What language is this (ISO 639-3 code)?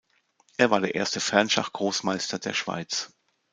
deu